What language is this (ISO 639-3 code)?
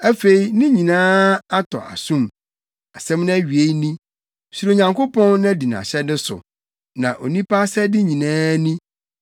aka